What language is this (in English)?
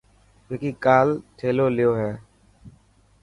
Dhatki